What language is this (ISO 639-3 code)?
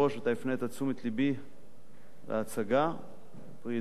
heb